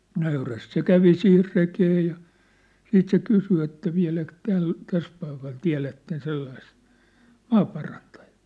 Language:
Finnish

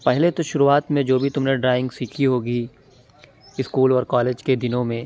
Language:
Urdu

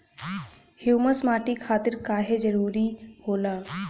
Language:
Bhojpuri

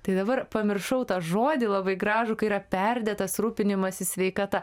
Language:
Lithuanian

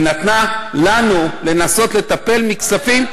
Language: Hebrew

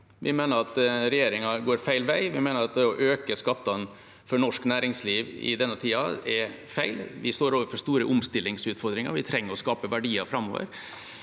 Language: Norwegian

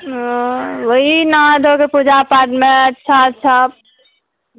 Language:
Maithili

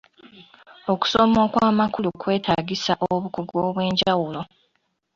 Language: Ganda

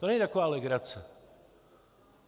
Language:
Czech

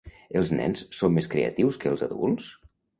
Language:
Catalan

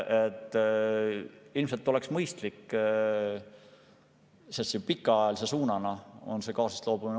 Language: Estonian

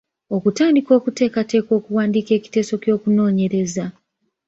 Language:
Ganda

